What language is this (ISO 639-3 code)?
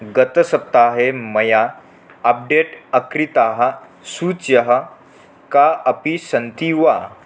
san